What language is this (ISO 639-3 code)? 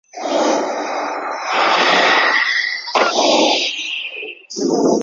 zho